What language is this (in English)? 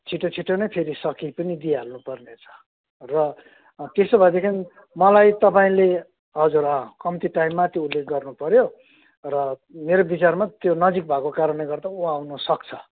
Nepali